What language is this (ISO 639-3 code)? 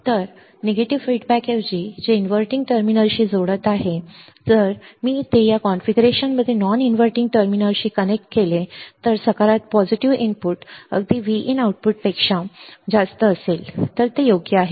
mar